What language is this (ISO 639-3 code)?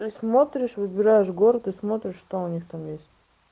rus